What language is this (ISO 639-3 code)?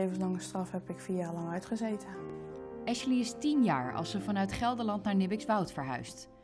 nld